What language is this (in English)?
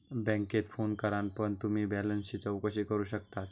Marathi